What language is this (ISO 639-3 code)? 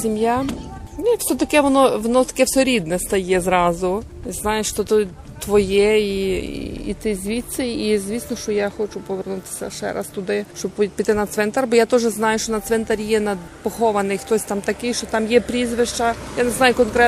ukr